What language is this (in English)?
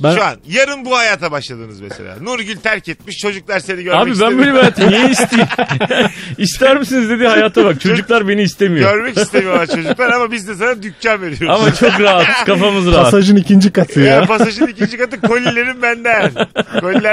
Turkish